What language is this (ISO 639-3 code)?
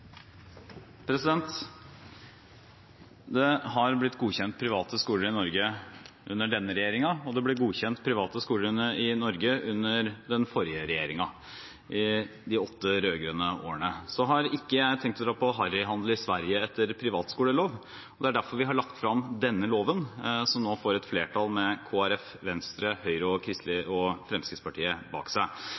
nor